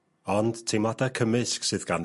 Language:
Welsh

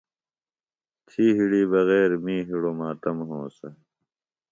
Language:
Phalura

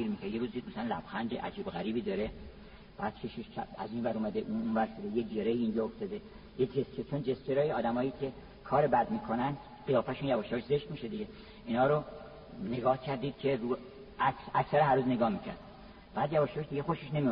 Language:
Persian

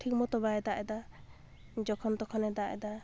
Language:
Santali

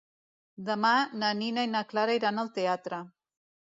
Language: Catalan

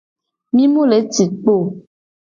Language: Gen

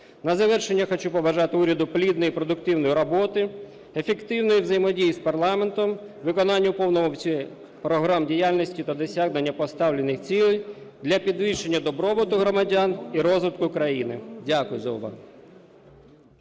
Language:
Ukrainian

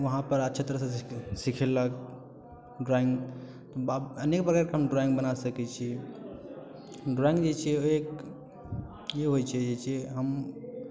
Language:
Maithili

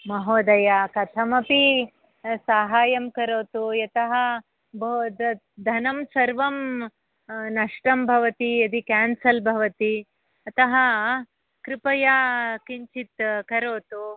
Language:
Sanskrit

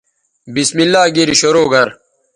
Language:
Bateri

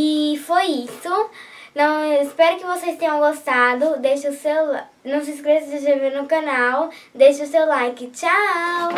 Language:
Portuguese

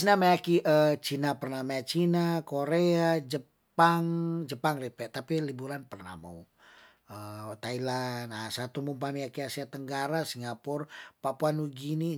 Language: Tondano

